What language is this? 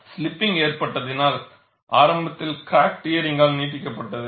Tamil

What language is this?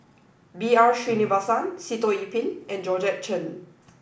English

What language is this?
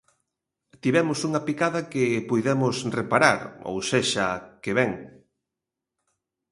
Galician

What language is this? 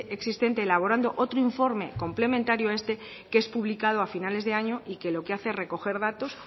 Spanish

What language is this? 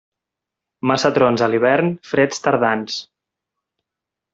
Catalan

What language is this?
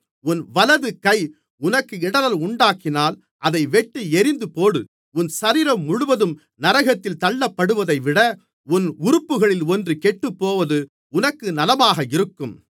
Tamil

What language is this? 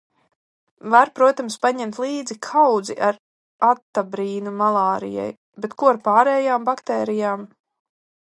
Latvian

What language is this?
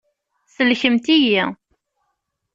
Kabyle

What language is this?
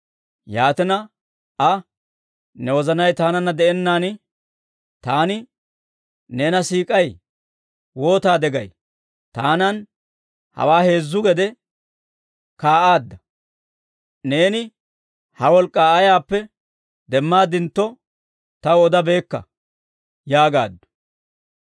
Dawro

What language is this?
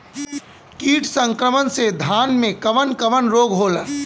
Bhojpuri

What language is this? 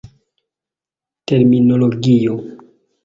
Esperanto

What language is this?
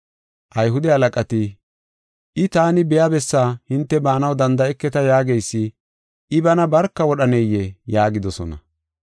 Gofa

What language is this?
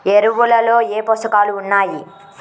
Telugu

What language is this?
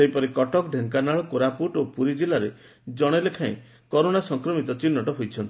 Odia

